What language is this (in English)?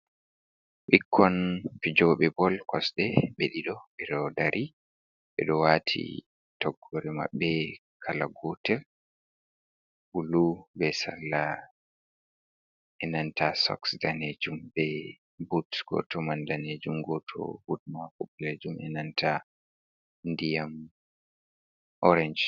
Fula